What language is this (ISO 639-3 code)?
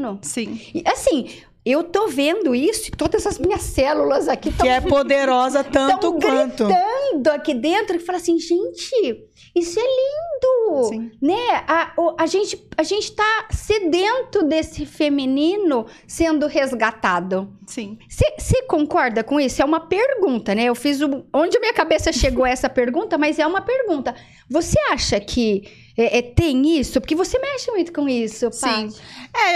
por